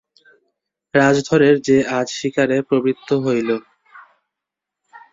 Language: Bangla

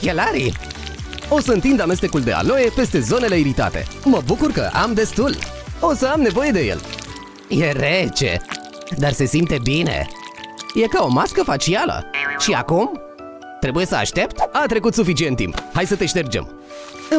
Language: Romanian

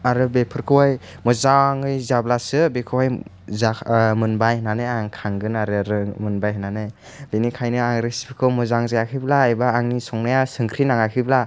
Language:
Bodo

